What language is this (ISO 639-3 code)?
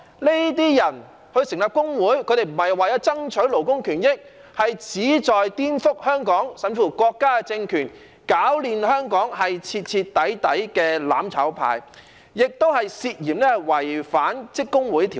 yue